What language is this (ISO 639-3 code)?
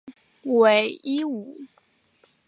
zho